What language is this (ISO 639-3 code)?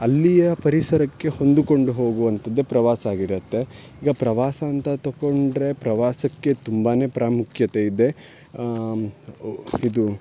kan